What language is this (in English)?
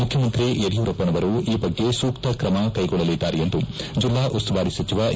Kannada